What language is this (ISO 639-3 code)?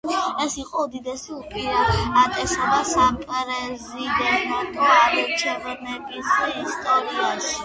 kat